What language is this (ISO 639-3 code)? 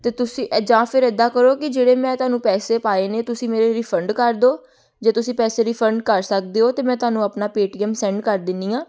pan